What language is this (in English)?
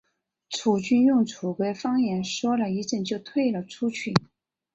Chinese